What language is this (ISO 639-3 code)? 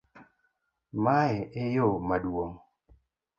luo